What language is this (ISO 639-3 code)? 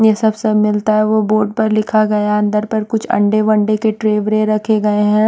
hin